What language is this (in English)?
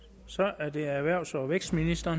Danish